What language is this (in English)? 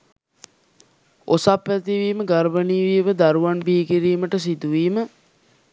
Sinhala